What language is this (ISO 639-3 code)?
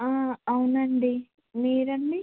tel